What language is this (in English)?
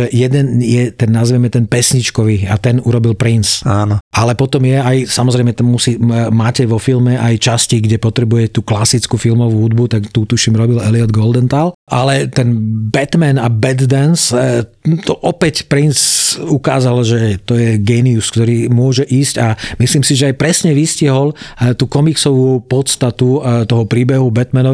Slovak